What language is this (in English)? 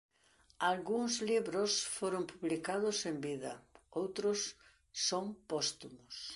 Galician